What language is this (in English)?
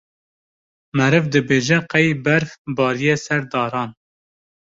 Kurdish